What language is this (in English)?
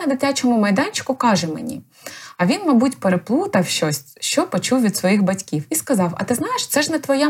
Ukrainian